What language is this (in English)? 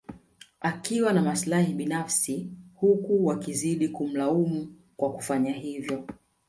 Swahili